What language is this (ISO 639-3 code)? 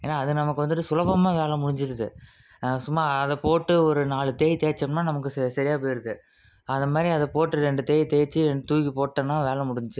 tam